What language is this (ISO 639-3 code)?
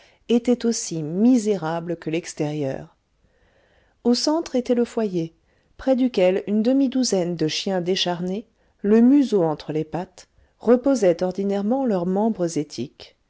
fra